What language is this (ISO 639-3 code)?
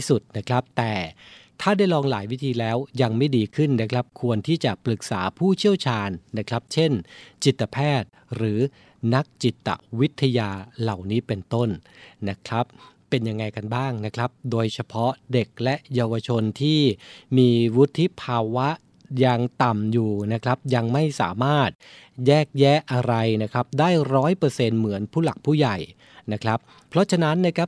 tha